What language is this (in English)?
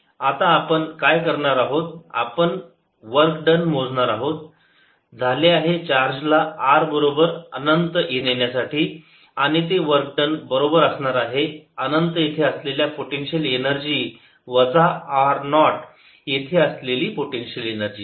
Marathi